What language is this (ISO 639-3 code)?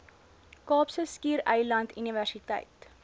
afr